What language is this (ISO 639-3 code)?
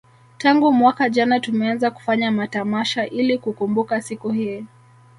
swa